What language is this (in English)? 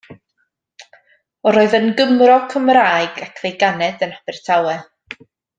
Welsh